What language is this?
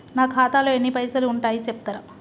Telugu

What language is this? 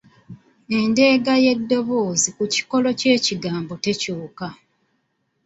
Ganda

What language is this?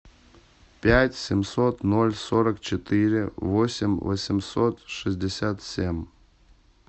Russian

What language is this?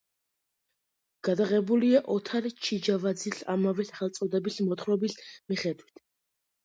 Georgian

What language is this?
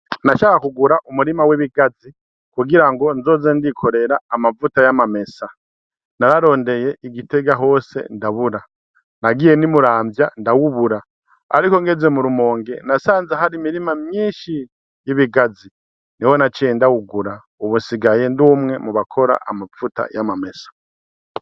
Rundi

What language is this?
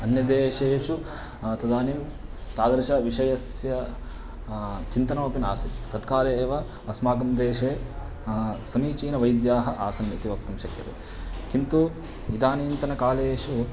Sanskrit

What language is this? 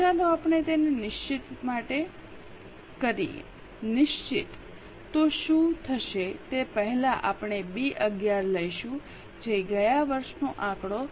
Gujarati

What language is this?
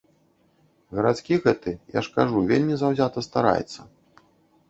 Belarusian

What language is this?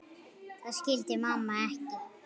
Icelandic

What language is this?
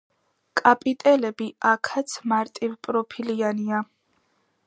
Georgian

